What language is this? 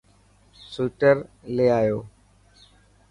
Dhatki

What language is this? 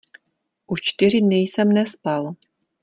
Czech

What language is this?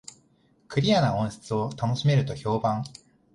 Japanese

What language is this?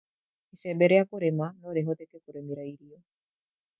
Kikuyu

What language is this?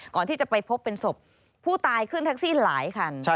Thai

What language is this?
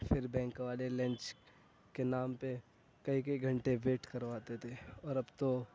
Urdu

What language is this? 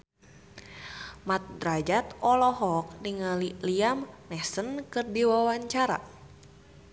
Sundanese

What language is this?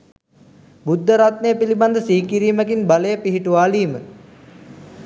Sinhala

